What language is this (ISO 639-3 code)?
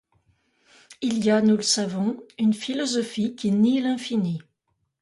fra